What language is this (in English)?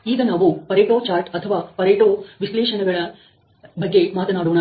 Kannada